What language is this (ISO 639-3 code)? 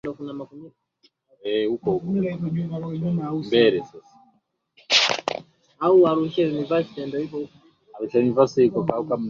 swa